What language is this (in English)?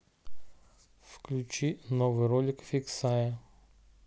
Russian